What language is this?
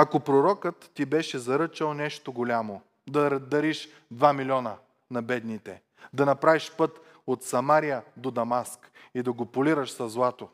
Bulgarian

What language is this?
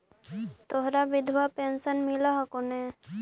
Magahi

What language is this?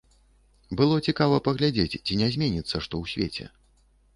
Belarusian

